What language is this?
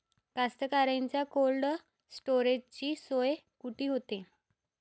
Marathi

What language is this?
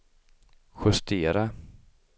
Swedish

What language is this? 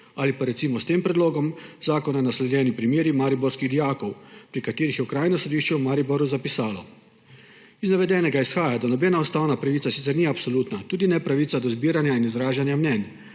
Slovenian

